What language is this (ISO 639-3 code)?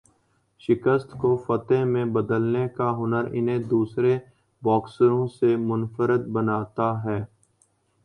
urd